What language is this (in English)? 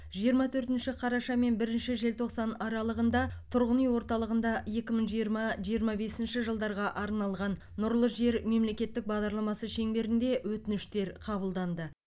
Kazakh